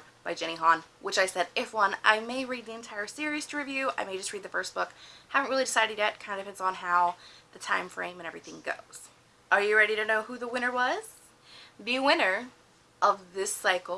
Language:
English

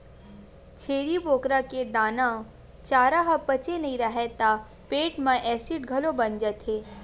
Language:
Chhattisgarhi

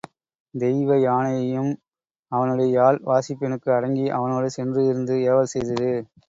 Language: Tamil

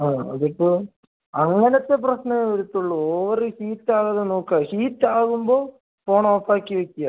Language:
Malayalam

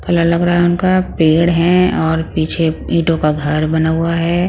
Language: Hindi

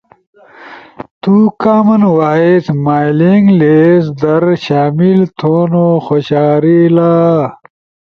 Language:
Ushojo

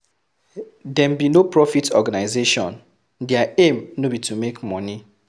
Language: Nigerian Pidgin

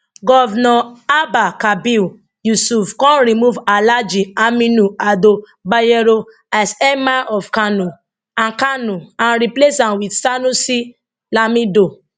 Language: Nigerian Pidgin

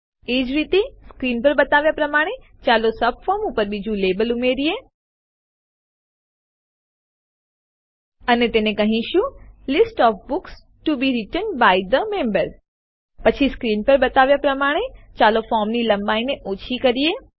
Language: Gujarati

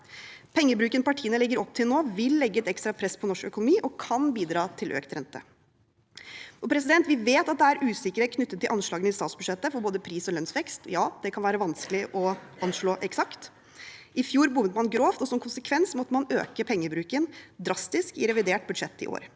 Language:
Norwegian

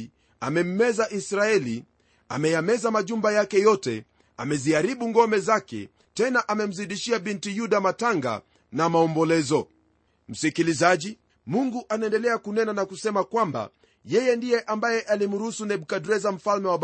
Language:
Swahili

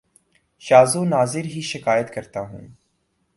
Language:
Urdu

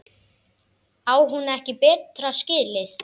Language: Icelandic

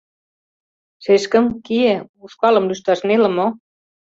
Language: Mari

